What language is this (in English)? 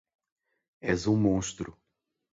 Portuguese